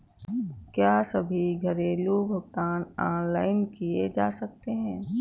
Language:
Hindi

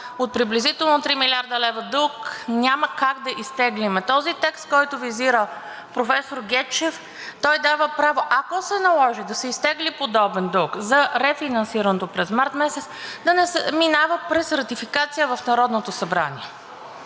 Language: Bulgarian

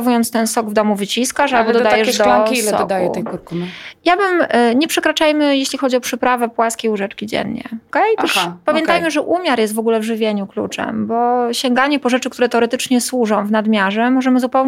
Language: Polish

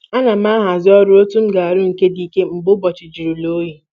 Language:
Igbo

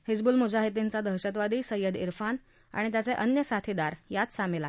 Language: Marathi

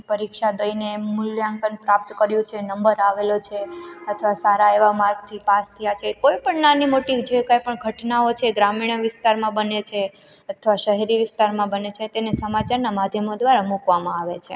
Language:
Gujarati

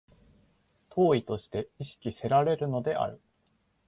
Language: Japanese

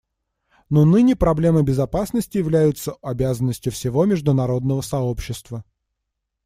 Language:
Russian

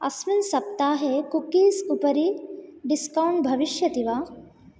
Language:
Sanskrit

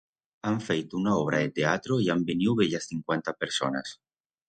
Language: Aragonese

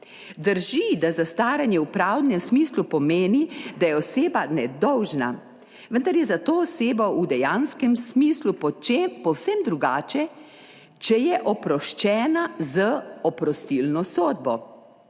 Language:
Slovenian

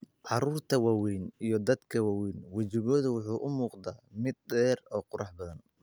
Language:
Somali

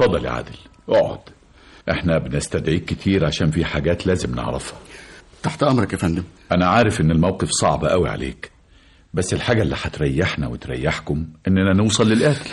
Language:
Arabic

